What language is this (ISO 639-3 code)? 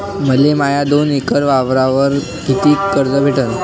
mar